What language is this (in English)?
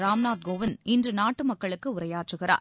Tamil